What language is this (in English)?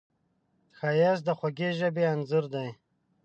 Pashto